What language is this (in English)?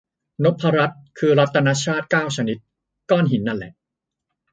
Thai